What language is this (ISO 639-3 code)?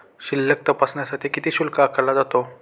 mar